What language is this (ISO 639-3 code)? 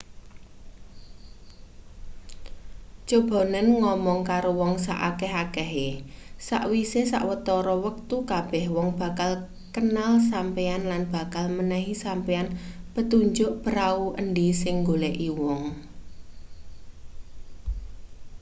jav